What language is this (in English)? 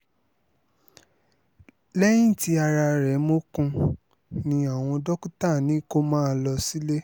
Yoruba